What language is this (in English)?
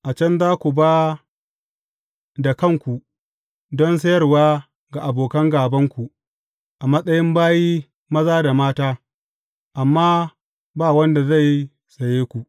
Hausa